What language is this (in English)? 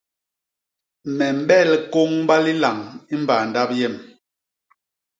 Basaa